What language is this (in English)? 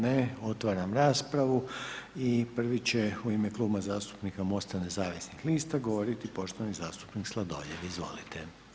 Croatian